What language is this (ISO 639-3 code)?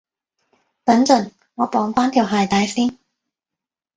yue